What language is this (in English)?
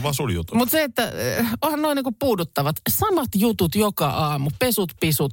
Finnish